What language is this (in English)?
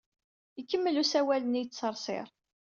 Kabyle